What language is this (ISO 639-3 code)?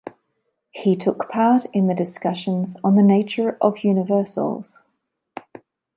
eng